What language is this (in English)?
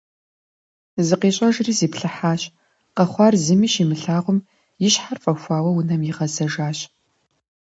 Kabardian